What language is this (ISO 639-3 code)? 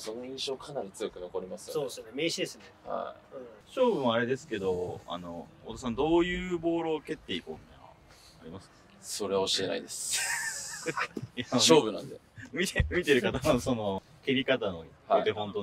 jpn